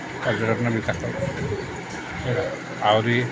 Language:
Odia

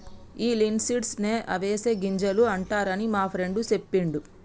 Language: Telugu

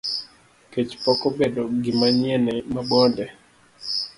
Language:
Luo (Kenya and Tanzania)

